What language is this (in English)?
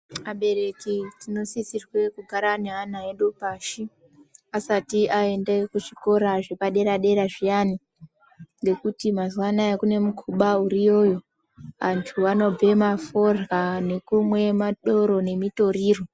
Ndau